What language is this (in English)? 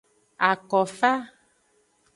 Aja (Benin)